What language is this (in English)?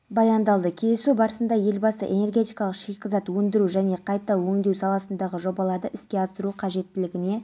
Kazakh